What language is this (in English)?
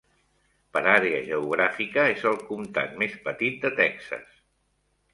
Catalan